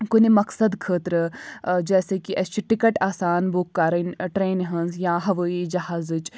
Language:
Kashmiri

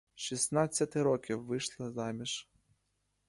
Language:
Ukrainian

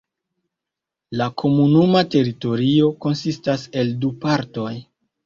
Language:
Esperanto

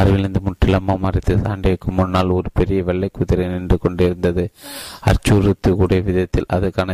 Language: Tamil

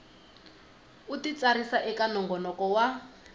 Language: Tsonga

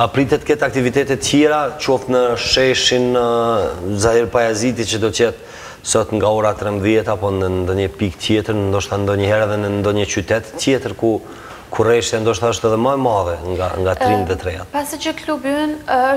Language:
Romanian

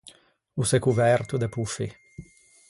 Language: Ligurian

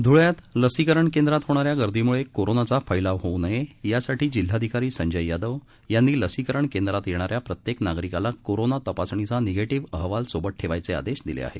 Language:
Marathi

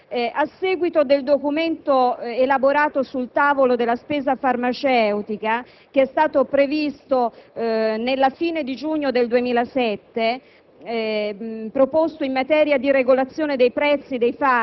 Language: Italian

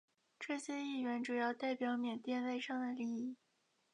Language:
Chinese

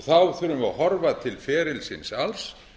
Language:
Icelandic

